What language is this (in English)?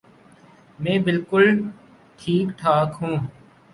Urdu